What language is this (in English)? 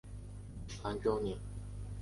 Chinese